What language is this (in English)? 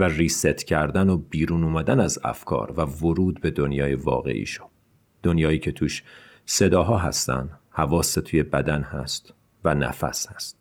Persian